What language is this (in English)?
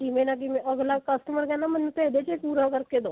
Punjabi